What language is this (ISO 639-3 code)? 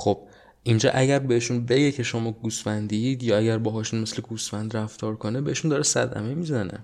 fas